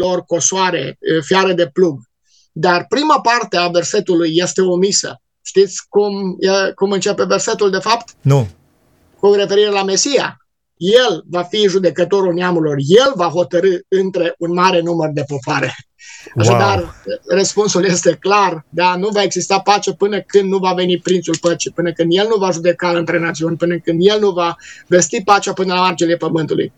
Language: Romanian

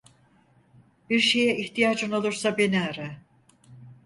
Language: Turkish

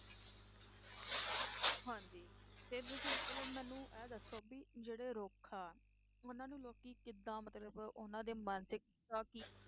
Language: Punjabi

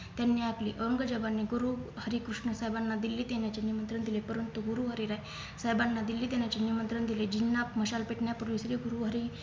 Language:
Marathi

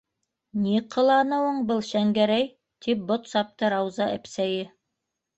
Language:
Bashkir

